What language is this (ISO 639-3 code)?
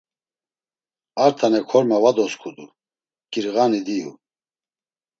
lzz